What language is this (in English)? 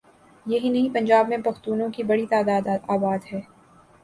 Urdu